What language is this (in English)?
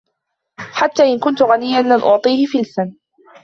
Arabic